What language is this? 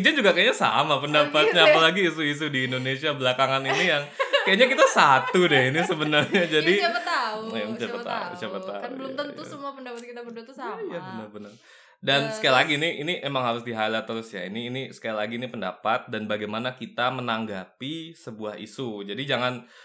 Indonesian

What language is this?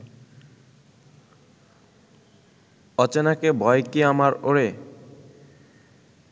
Bangla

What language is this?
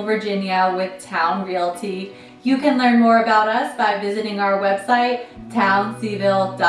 English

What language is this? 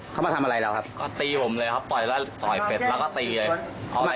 Thai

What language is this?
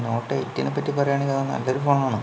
Malayalam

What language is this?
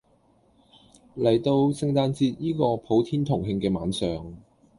Cantonese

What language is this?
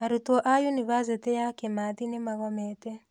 Kikuyu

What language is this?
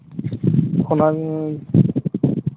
Santali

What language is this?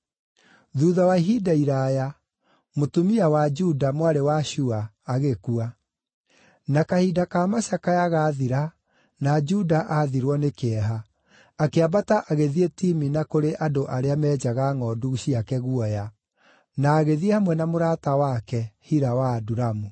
Kikuyu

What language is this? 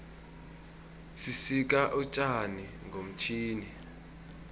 South Ndebele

